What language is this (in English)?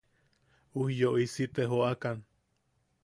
Yaqui